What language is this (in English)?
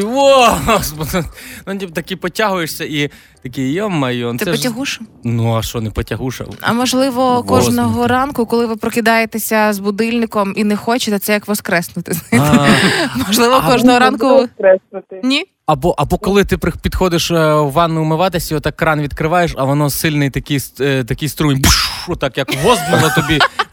Ukrainian